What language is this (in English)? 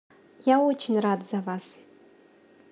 Russian